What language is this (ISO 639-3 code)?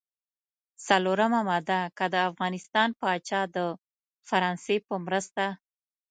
pus